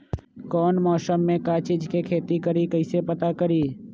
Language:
Magahi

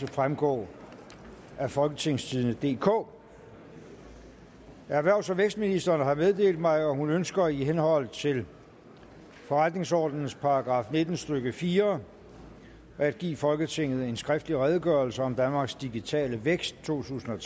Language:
Danish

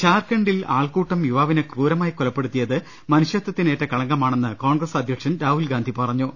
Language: Malayalam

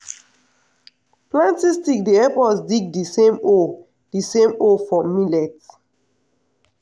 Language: Nigerian Pidgin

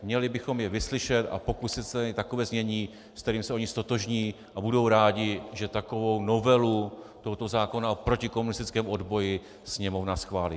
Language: Czech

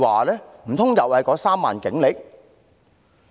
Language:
Cantonese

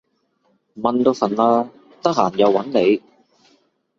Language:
Cantonese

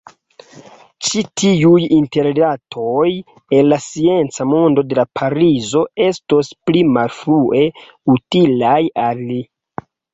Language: Esperanto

